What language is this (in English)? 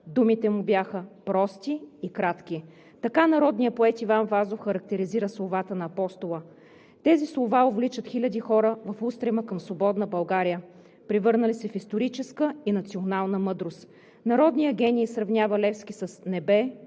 Bulgarian